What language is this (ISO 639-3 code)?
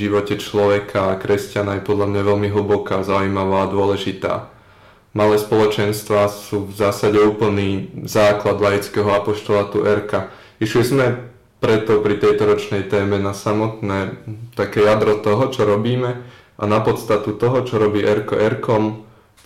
slk